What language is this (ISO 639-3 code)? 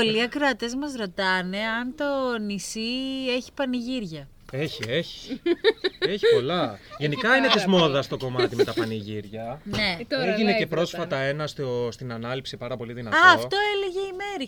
ell